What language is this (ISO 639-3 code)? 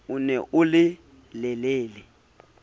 sot